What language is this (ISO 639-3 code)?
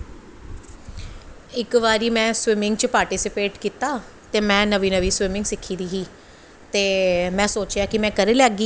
doi